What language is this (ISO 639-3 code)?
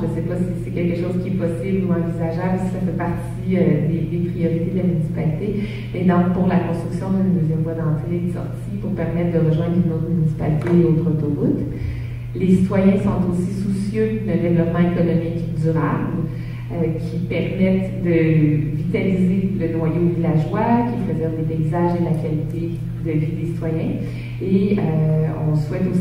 fra